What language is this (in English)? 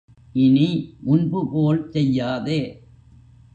Tamil